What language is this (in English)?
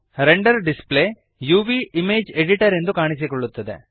Kannada